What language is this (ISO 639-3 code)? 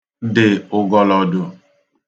ibo